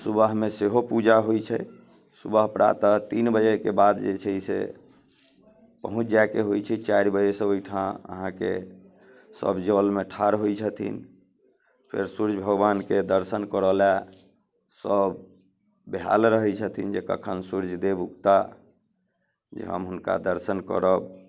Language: Maithili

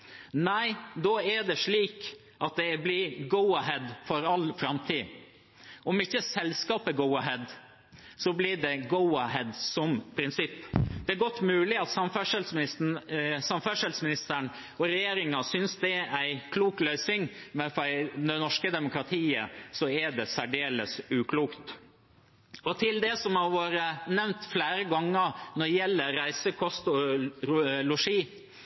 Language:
Norwegian Bokmål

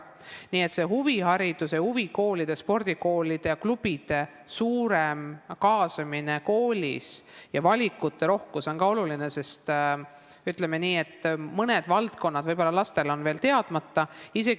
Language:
Estonian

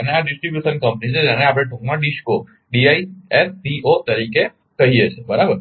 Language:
Gujarati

